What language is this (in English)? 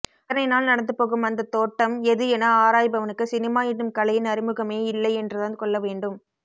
Tamil